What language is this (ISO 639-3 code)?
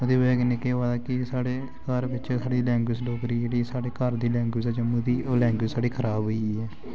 doi